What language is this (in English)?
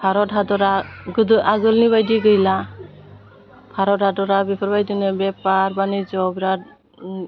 Bodo